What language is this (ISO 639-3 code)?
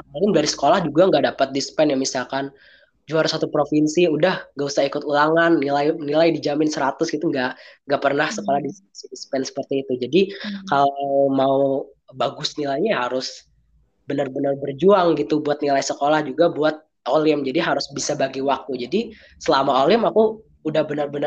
ind